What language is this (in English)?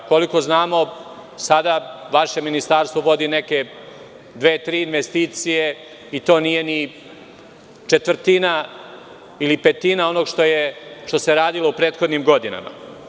Serbian